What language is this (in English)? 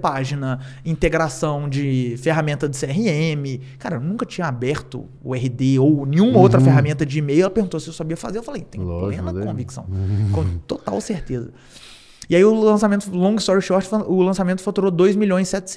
Portuguese